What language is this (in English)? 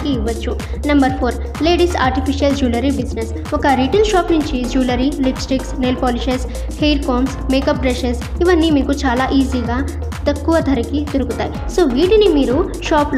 Hindi